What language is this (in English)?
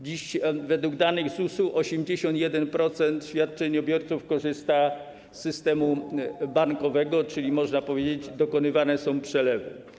Polish